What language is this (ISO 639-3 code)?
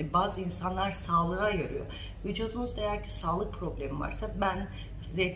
tur